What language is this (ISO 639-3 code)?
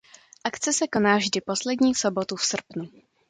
ces